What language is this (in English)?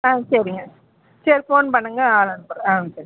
Tamil